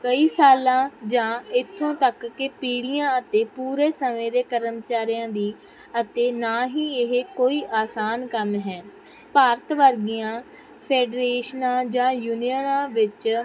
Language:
Punjabi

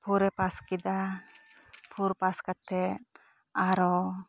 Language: Santali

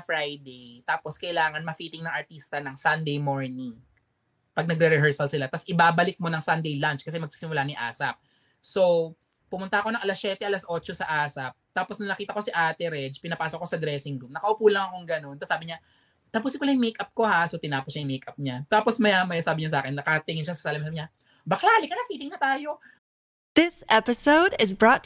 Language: Filipino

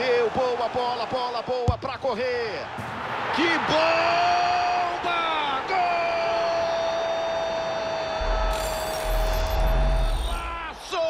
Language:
Portuguese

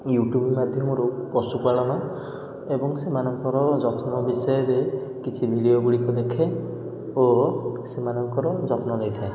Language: Odia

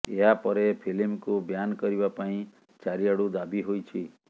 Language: Odia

